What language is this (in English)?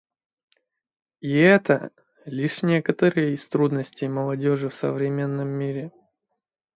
Russian